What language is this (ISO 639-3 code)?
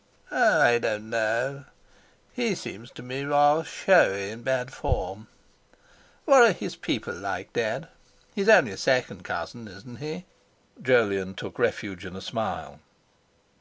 eng